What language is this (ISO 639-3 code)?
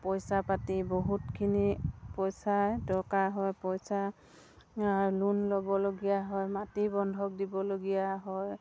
asm